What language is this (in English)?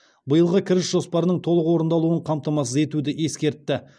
Kazakh